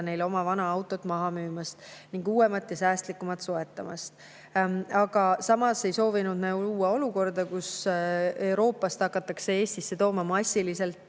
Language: Estonian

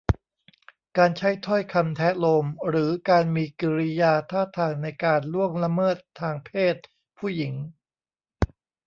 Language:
Thai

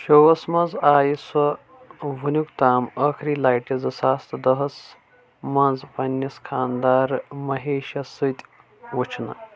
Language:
Kashmiri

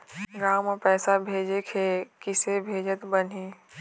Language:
Chhattisgarhi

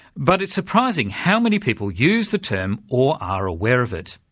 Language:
English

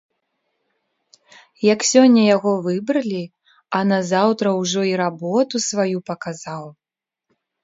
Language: Belarusian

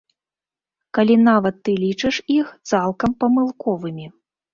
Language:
Belarusian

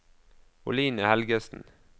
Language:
Norwegian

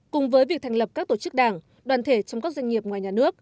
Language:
Vietnamese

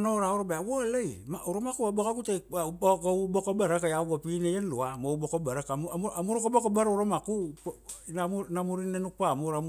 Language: Kuanua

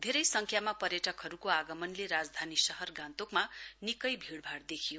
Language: Nepali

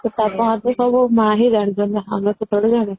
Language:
Odia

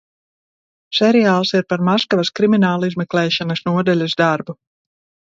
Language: Latvian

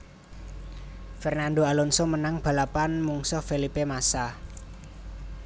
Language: Javanese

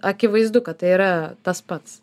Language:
Lithuanian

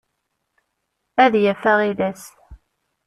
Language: Kabyle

